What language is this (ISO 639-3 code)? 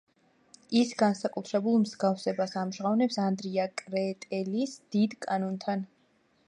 kat